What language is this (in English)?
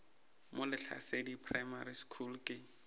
Northern Sotho